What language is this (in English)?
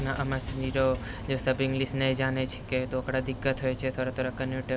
Maithili